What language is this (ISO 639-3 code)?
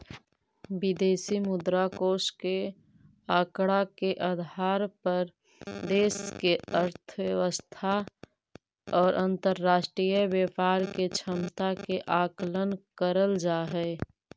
mag